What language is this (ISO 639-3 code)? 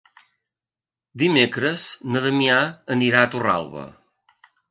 cat